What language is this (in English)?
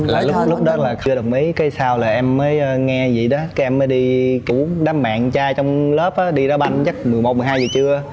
Vietnamese